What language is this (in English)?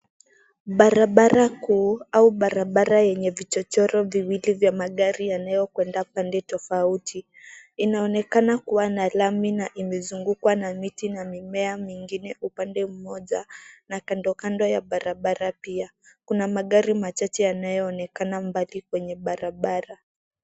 Swahili